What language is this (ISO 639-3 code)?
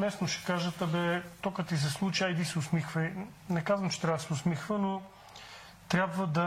bul